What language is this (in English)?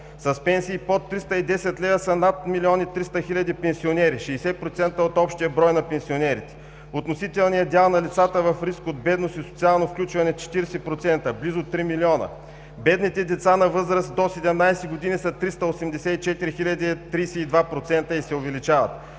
Bulgarian